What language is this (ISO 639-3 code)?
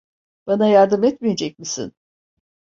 tur